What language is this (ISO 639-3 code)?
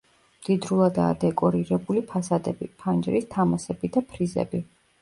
kat